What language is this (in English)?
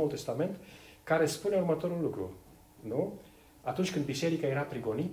Romanian